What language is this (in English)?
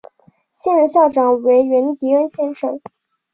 Chinese